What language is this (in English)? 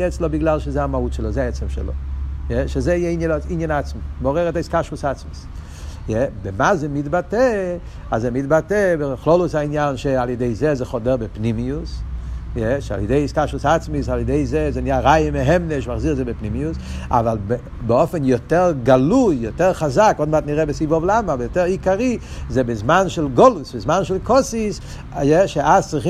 Hebrew